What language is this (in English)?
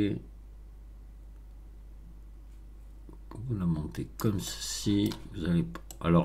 French